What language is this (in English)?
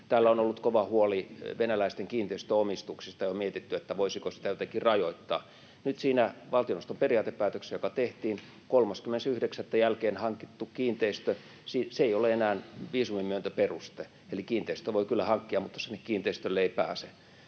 Finnish